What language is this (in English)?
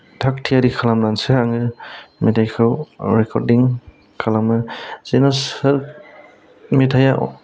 Bodo